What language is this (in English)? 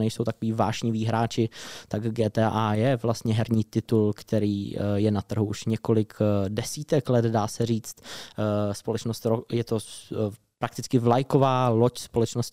Czech